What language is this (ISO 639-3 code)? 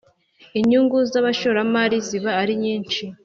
kin